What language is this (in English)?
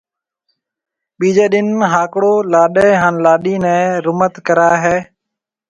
Marwari (Pakistan)